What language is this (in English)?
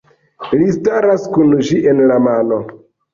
Esperanto